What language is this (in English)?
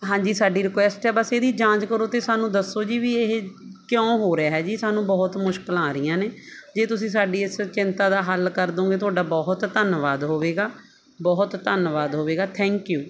Punjabi